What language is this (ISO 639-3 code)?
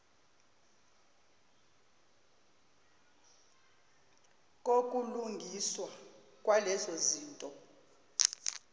zul